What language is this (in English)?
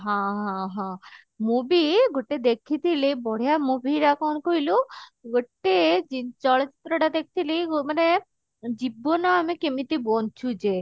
Odia